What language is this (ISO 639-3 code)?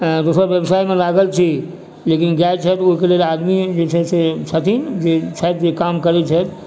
mai